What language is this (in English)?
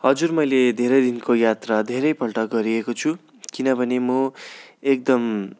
Nepali